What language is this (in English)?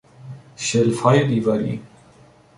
Persian